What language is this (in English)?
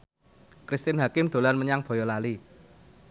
Javanese